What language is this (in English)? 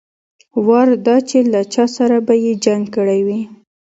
Pashto